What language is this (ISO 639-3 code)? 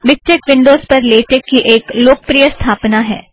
hin